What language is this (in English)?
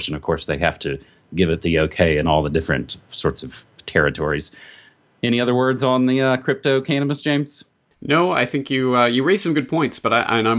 English